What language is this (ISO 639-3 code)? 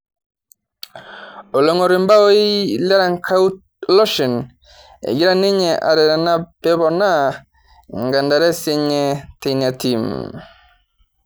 mas